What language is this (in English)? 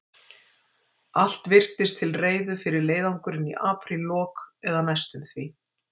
Icelandic